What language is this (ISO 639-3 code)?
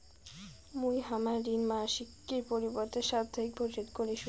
ben